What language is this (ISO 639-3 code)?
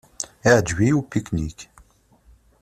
kab